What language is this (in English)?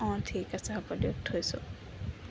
Assamese